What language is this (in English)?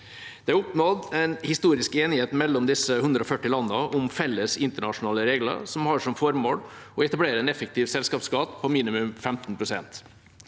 Norwegian